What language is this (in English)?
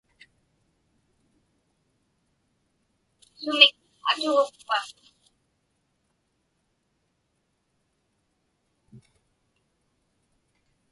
Inupiaq